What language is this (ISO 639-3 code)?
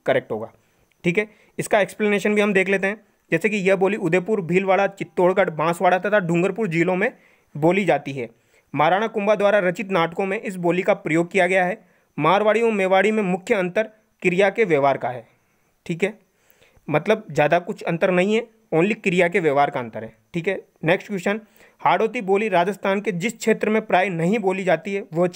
hin